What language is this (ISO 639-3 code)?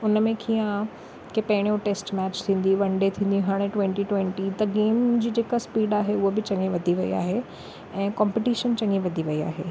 snd